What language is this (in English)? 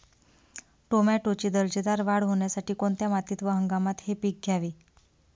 Marathi